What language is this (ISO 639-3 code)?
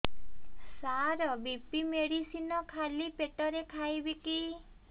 ori